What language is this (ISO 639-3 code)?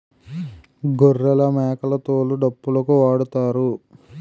tel